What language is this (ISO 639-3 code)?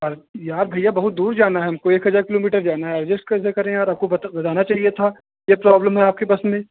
hin